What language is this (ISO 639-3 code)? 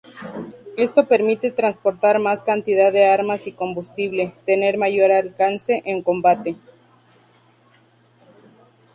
spa